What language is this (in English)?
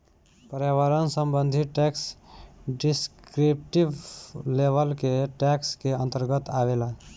Bhojpuri